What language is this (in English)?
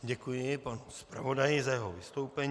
Czech